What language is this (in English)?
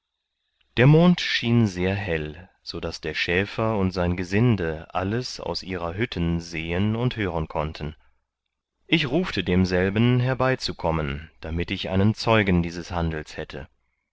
German